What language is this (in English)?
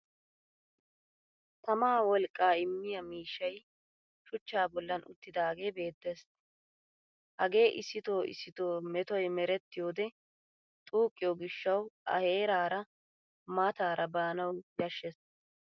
Wolaytta